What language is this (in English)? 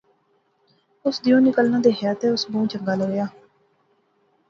Pahari-Potwari